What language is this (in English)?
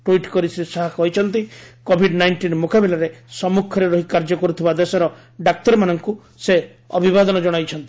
Odia